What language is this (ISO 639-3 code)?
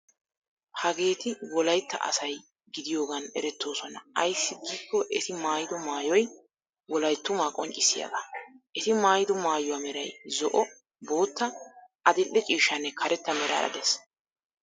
wal